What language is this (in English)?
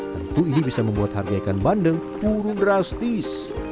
Indonesian